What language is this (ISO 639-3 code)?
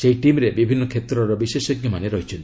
ori